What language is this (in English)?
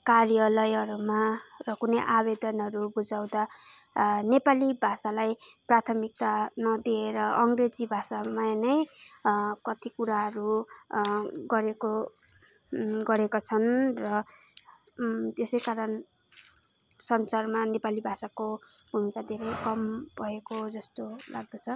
Nepali